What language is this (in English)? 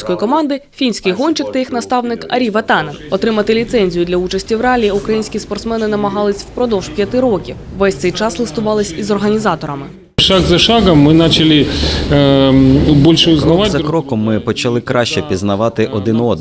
Ukrainian